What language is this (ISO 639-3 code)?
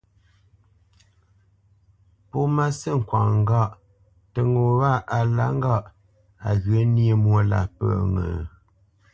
bce